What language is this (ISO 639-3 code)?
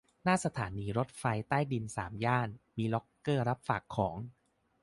tha